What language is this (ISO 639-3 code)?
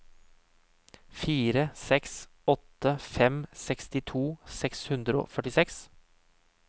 nor